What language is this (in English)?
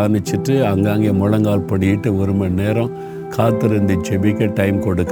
Tamil